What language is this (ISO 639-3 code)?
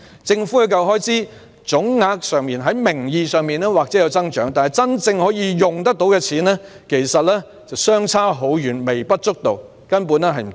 yue